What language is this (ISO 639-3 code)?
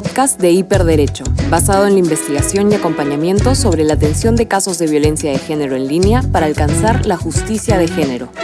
spa